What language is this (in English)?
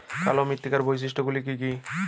Bangla